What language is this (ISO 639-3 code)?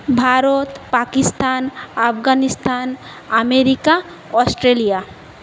ben